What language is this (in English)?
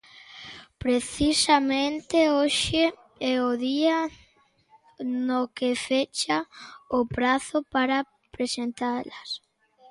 Galician